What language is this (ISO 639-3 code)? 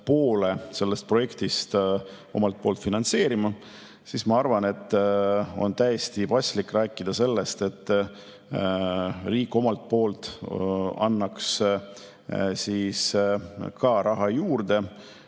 est